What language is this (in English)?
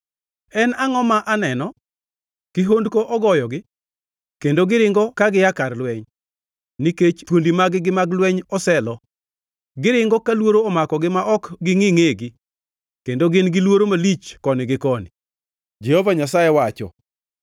Luo (Kenya and Tanzania)